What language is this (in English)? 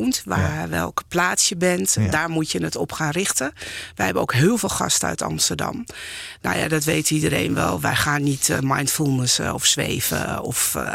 Dutch